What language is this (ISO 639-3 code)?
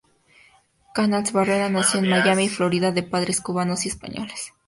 spa